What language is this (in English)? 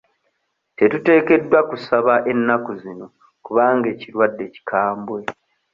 Ganda